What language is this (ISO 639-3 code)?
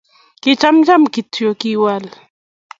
kln